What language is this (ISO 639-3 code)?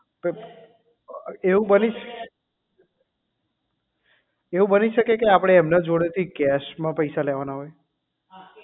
guj